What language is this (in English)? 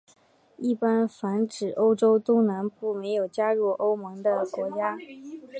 Chinese